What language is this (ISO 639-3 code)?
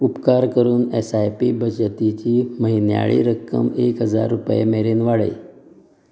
kok